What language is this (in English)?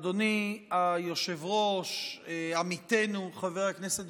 Hebrew